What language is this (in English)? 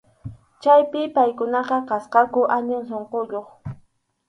Arequipa-La Unión Quechua